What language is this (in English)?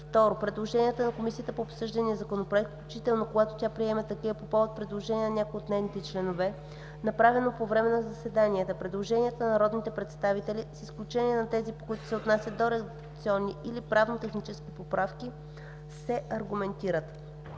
Bulgarian